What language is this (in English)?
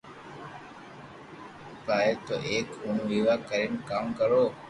Loarki